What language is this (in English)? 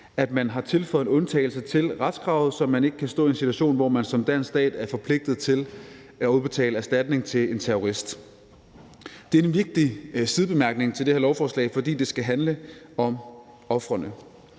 Danish